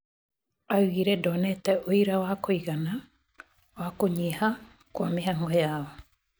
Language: Kikuyu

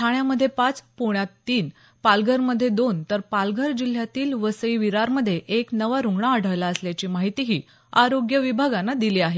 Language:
Marathi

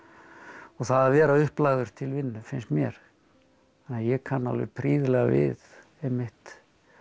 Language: Icelandic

